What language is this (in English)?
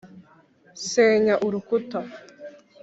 Kinyarwanda